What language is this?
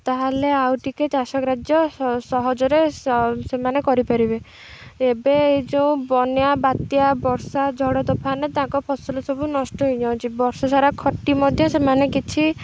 Odia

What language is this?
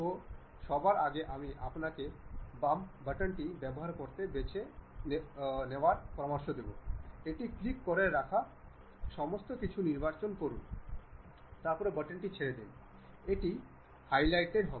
Bangla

